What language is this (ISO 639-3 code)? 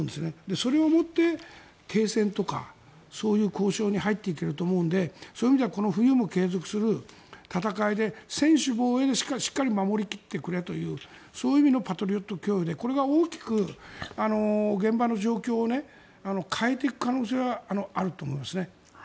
jpn